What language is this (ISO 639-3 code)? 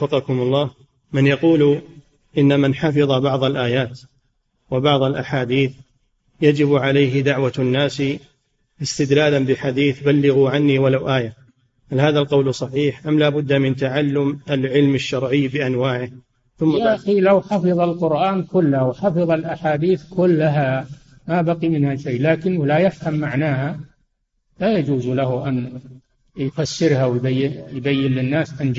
ara